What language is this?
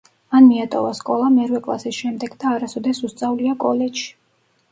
Georgian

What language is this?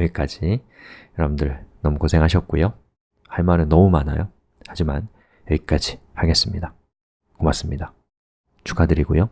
Korean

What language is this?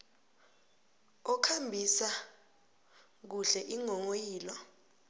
South Ndebele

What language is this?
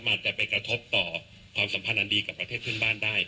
Thai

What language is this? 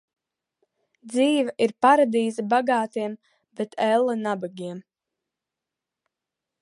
Latvian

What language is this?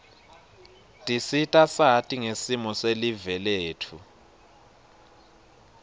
Swati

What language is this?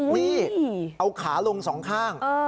Thai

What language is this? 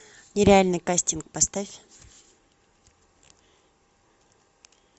Russian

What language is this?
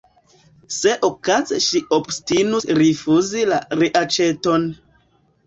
Esperanto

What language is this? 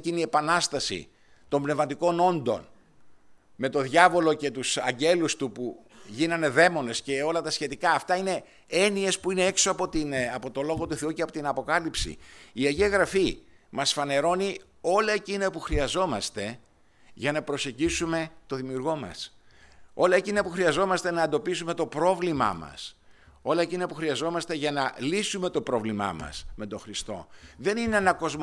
Greek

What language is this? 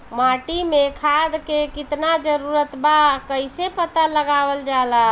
Bhojpuri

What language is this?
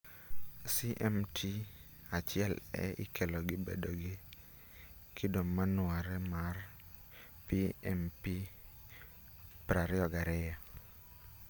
Luo (Kenya and Tanzania)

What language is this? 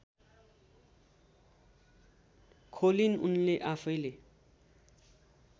Nepali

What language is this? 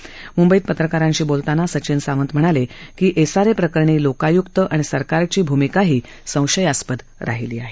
Marathi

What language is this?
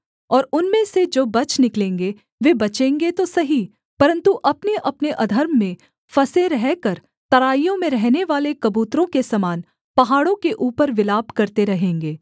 Hindi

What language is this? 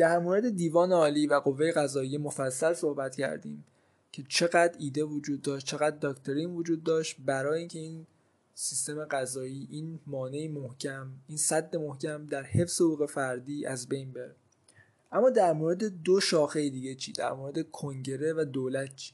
Persian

